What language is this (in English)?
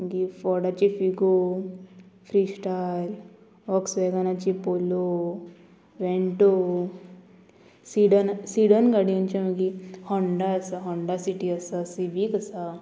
Konkani